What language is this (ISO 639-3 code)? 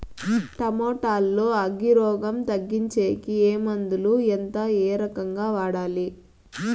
tel